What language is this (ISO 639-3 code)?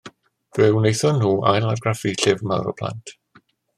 cym